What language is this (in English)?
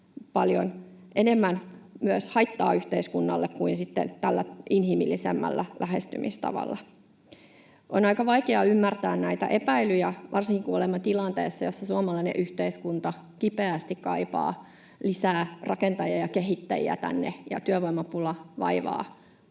Finnish